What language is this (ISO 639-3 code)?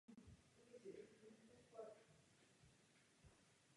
ces